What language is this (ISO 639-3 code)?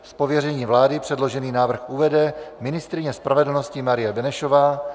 ces